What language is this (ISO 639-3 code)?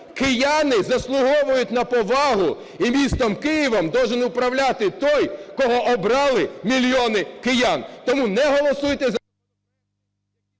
ukr